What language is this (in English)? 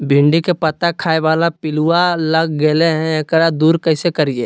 Magahi